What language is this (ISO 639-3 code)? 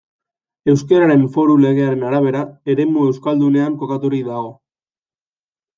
eus